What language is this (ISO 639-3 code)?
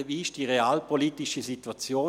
gsw